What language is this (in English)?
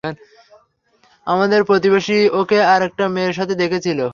Bangla